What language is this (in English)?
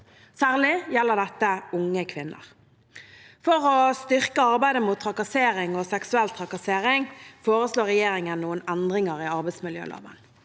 Norwegian